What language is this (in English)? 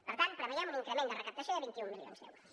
Catalan